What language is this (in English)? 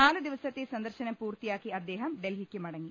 Malayalam